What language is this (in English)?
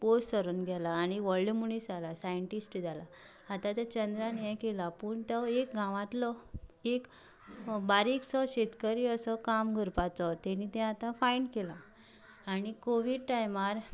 Konkani